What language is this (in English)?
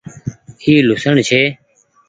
Goaria